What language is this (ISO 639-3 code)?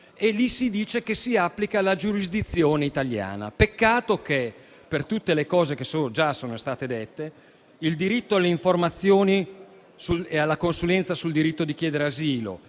ita